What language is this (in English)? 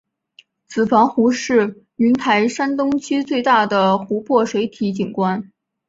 Chinese